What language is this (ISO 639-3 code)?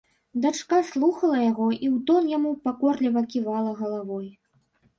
bel